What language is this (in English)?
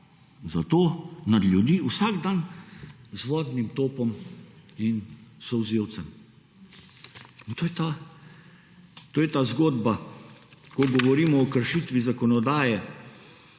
Slovenian